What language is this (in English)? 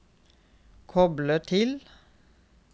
Norwegian